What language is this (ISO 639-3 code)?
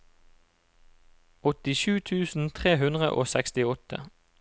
nor